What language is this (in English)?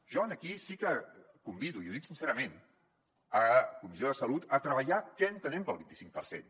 Catalan